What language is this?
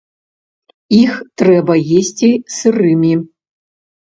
Belarusian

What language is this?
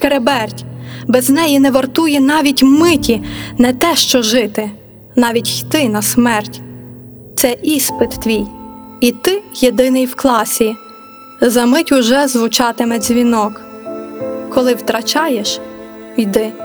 Ukrainian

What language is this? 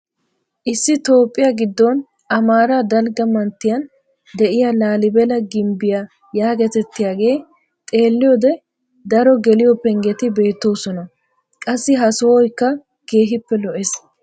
Wolaytta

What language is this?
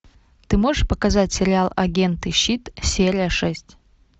Russian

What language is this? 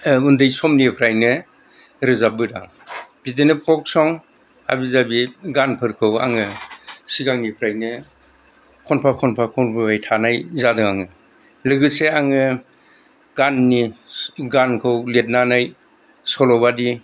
Bodo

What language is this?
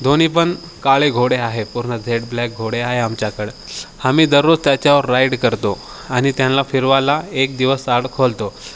Marathi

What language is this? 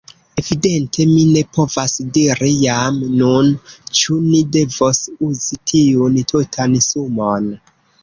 Esperanto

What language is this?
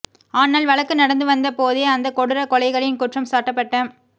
Tamil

